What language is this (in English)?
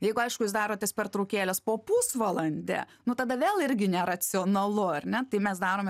Lithuanian